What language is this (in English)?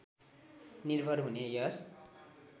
Nepali